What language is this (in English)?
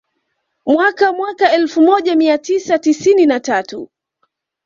Swahili